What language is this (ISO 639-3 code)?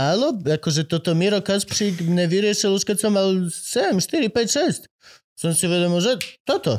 slk